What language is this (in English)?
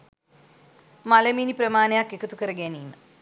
Sinhala